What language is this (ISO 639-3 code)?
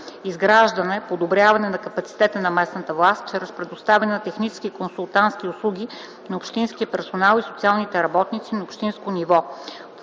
bul